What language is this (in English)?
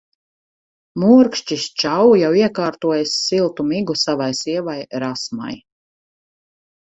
Latvian